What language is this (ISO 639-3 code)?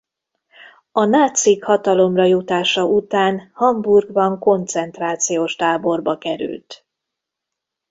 hun